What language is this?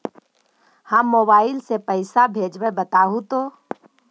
Magahi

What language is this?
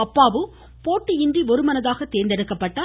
Tamil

